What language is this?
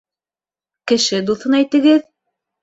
Bashkir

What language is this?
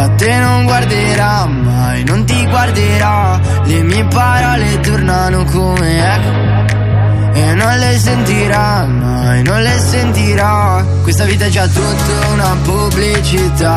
Italian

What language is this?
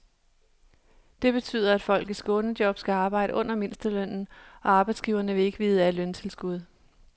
Danish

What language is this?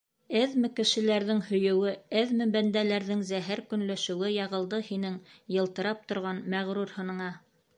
Bashkir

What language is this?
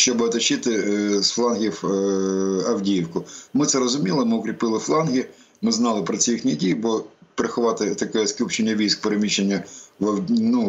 Ukrainian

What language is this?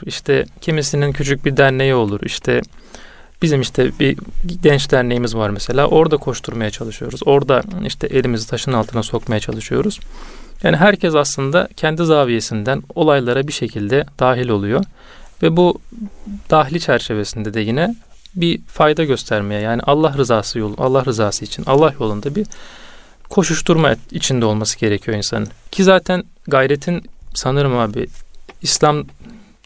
Turkish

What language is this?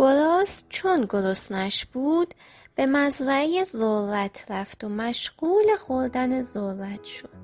Persian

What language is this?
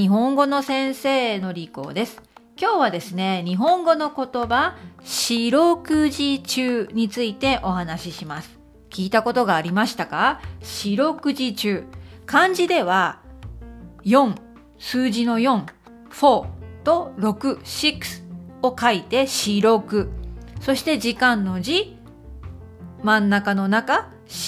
Japanese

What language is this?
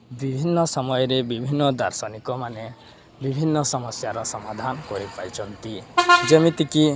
Odia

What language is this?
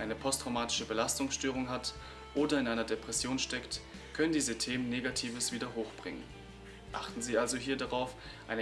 German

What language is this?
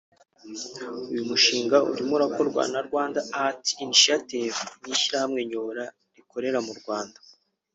Kinyarwanda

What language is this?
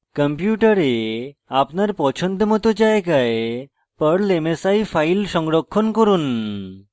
Bangla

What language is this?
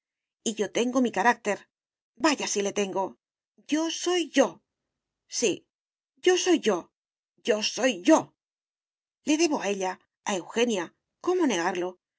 Spanish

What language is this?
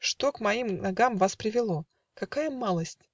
Russian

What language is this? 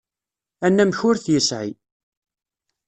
Kabyle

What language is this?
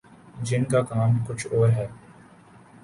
Urdu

